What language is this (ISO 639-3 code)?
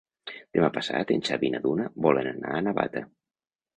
cat